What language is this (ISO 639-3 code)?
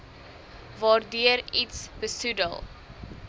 afr